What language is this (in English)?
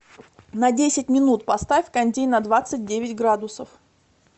Russian